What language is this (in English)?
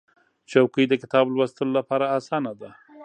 Pashto